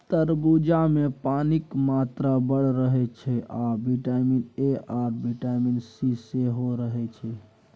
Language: Maithili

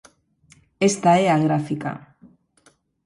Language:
Galician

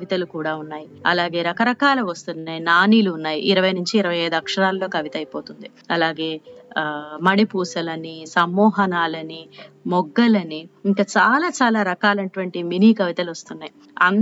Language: Telugu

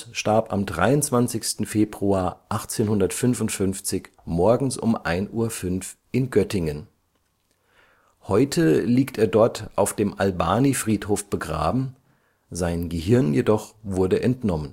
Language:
German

